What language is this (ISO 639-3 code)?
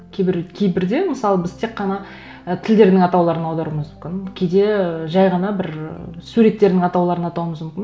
kaz